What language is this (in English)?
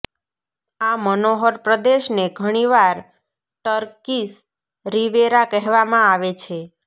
Gujarati